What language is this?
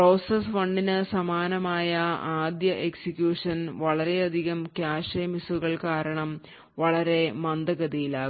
Malayalam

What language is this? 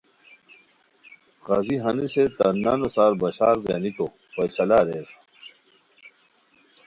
Khowar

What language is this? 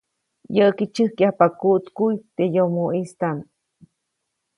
Copainalá Zoque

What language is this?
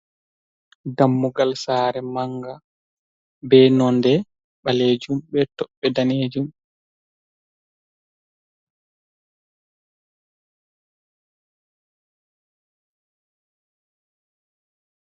Fula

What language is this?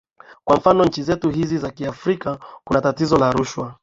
Swahili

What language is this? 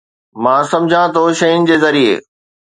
Sindhi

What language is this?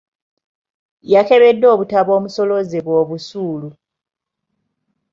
Ganda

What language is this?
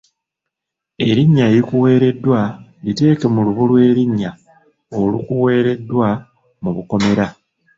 Ganda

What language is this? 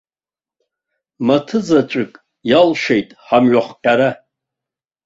Abkhazian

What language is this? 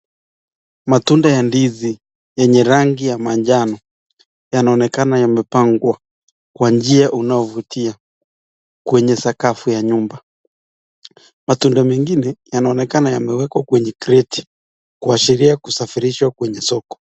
Swahili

